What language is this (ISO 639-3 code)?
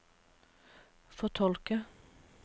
nor